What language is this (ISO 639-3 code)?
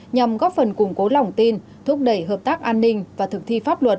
vie